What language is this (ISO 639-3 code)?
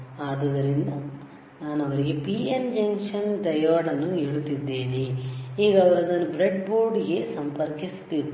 kan